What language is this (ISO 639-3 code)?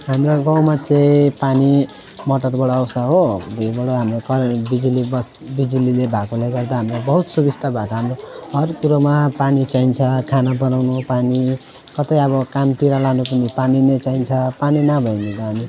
nep